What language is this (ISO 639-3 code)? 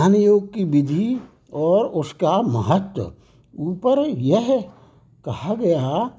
hin